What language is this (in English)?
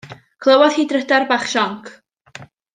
Welsh